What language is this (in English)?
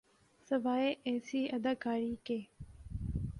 Urdu